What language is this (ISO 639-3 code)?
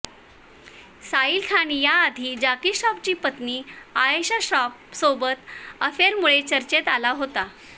mar